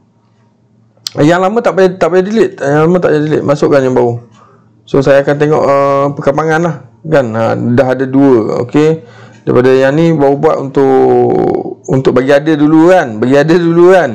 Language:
Malay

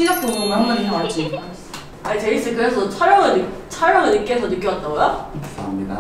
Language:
Korean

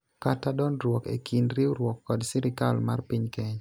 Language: Luo (Kenya and Tanzania)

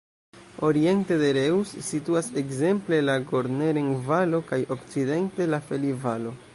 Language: Esperanto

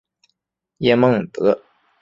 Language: Chinese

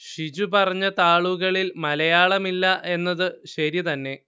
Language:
Malayalam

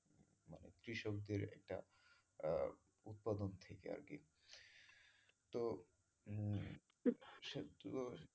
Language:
Bangla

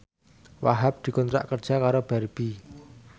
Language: Javanese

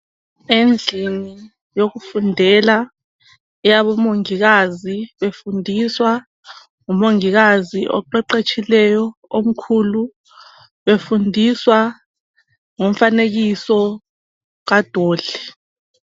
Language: North Ndebele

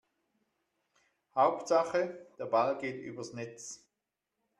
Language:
German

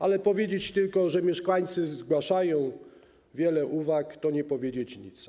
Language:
Polish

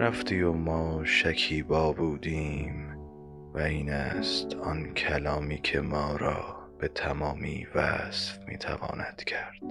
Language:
Persian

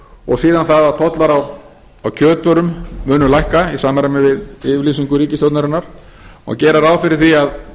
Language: Icelandic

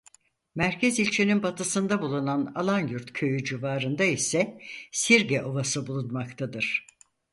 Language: Turkish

